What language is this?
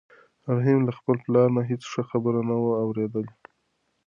Pashto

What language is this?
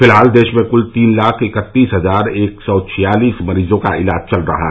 Hindi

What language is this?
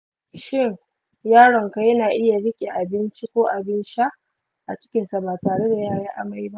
Hausa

